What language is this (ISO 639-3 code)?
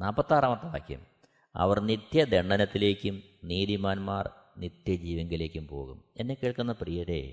mal